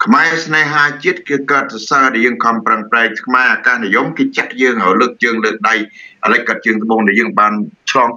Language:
Thai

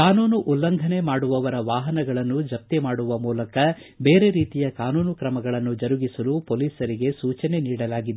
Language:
Kannada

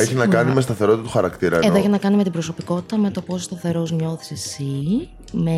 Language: Greek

